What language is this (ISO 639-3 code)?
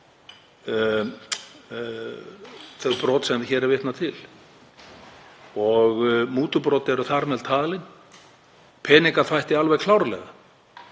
isl